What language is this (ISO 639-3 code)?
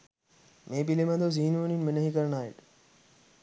sin